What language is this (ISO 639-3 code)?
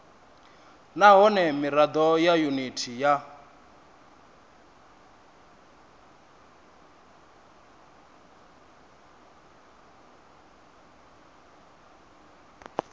ven